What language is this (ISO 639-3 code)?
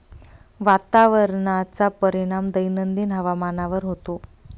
mar